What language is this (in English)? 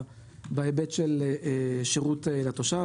Hebrew